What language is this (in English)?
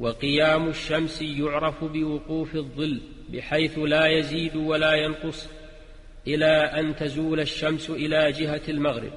Arabic